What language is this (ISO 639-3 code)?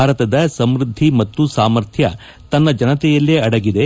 kan